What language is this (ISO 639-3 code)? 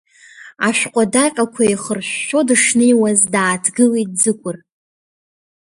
abk